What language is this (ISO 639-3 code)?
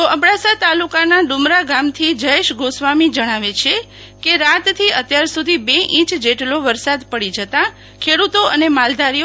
guj